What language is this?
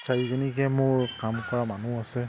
Assamese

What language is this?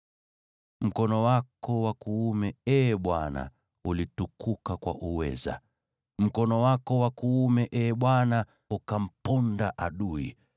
Swahili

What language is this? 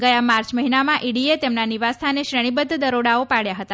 Gujarati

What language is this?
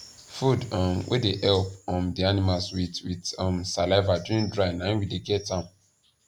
Nigerian Pidgin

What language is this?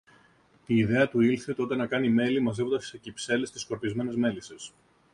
Greek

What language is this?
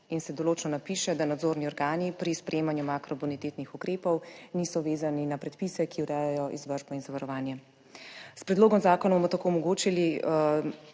Slovenian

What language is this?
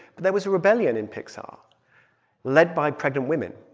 English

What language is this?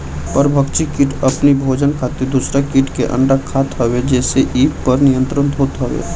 Bhojpuri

